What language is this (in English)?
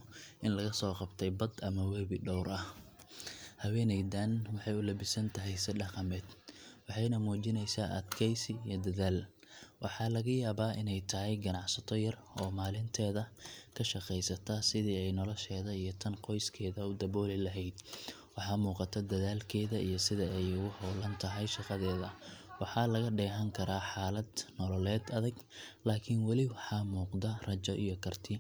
Somali